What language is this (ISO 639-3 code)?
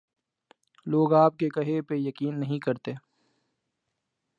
urd